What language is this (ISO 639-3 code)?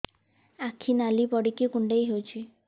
ori